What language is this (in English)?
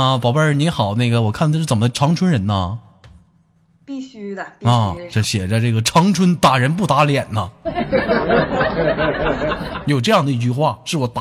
Chinese